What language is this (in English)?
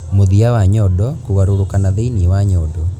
Kikuyu